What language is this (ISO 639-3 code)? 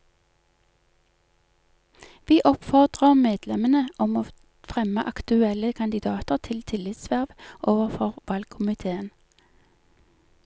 nor